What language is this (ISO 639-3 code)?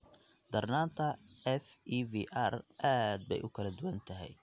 som